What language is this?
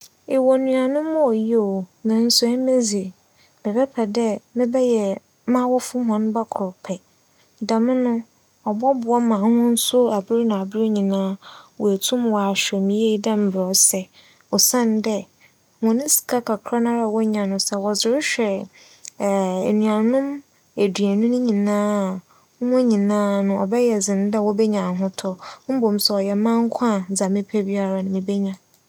Akan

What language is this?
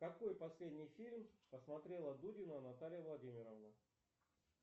Russian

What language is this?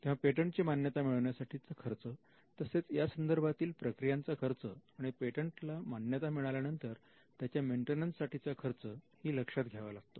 Marathi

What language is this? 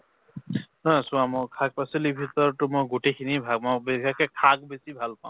Assamese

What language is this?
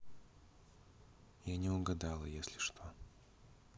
Russian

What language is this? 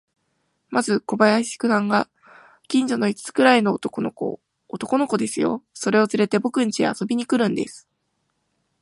Japanese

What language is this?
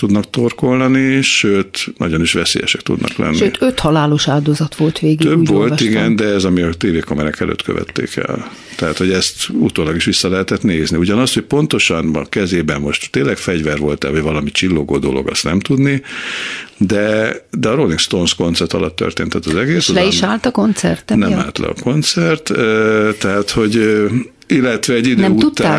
Hungarian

